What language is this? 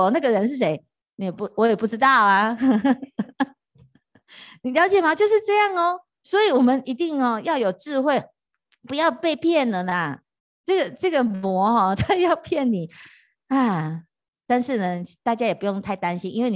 Chinese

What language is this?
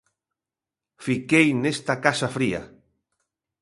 Galician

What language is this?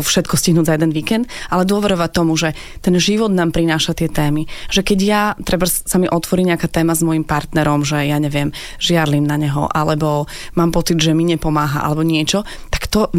Slovak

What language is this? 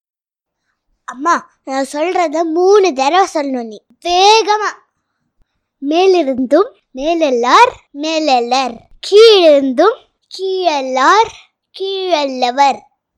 Tamil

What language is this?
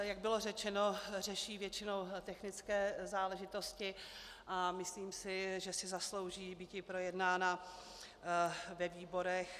Czech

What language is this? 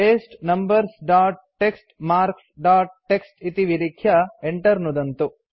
Sanskrit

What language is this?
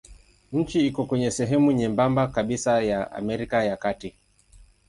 Swahili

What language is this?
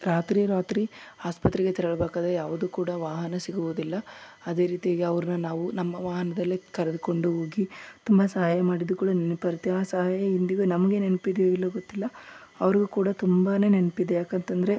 Kannada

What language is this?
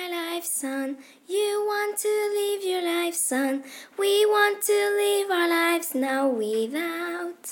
French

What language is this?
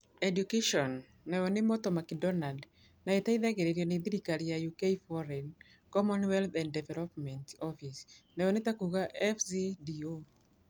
Kikuyu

